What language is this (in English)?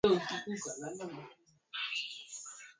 Swahili